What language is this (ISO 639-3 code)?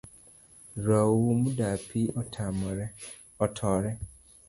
luo